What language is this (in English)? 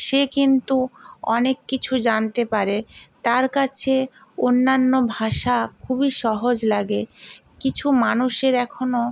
Bangla